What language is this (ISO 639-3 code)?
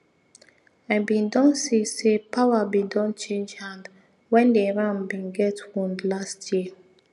pcm